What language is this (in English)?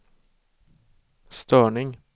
Swedish